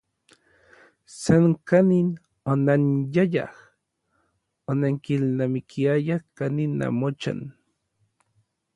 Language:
Orizaba Nahuatl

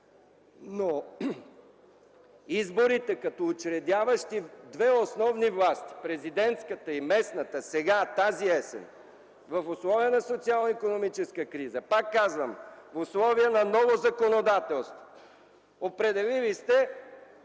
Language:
Bulgarian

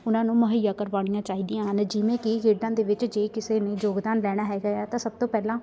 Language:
Punjabi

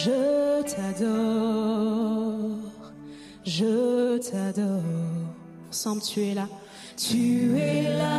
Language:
French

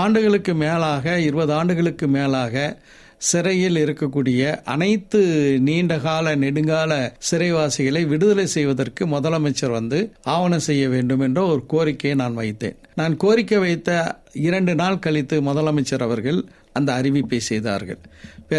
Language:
Tamil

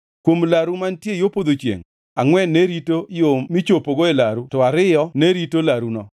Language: Luo (Kenya and Tanzania)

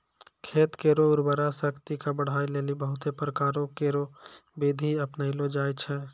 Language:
Maithili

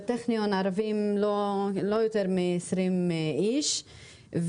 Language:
Hebrew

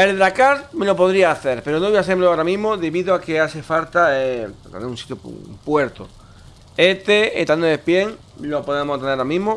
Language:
Spanish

